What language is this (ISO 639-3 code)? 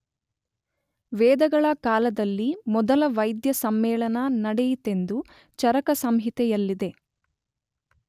kan